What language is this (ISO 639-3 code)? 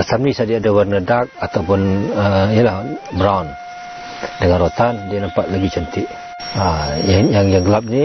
msa